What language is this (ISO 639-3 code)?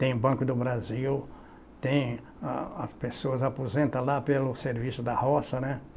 por